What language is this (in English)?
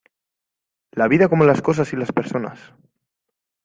Spanish